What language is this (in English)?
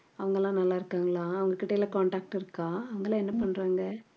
Tamil